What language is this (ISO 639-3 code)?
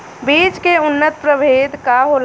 bho